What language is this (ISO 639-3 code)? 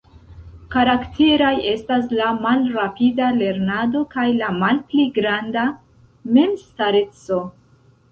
epo